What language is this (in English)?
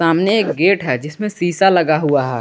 Hindi